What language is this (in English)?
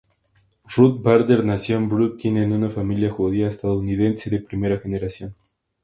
Spanish